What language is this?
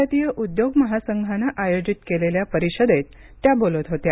Marathi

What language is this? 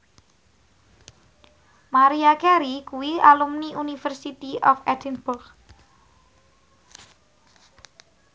Javanese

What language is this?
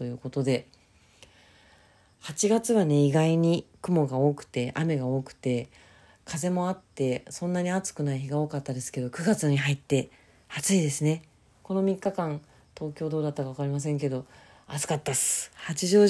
Japanese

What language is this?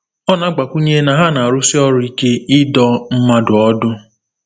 Igbo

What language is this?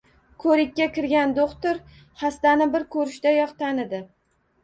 Uzbek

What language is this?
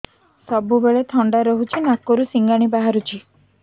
Odia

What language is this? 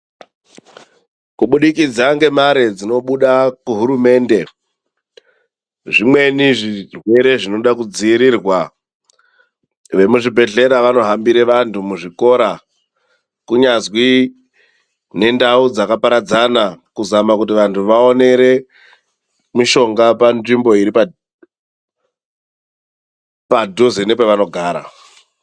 Ndau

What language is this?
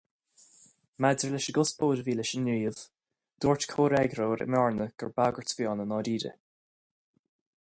Irish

